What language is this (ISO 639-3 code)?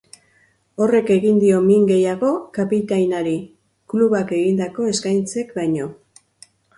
eus